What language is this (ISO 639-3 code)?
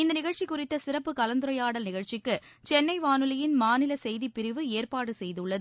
tam